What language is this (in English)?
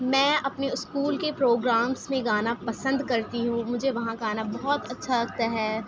Urdu